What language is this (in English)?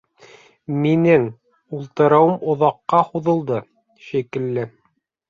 Bashkir